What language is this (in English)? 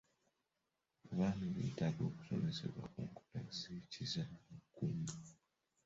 Ganda